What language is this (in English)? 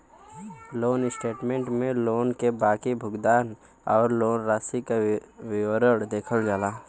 Bhojpuri